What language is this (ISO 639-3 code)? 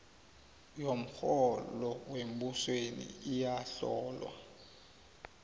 nbl